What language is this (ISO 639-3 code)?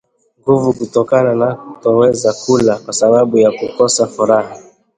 swa